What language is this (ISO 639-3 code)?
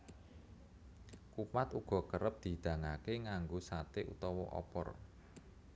jav